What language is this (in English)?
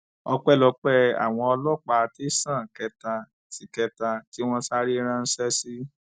Yoruba